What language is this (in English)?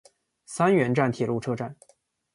Chinese